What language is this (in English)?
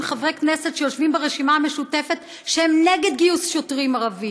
Hebrew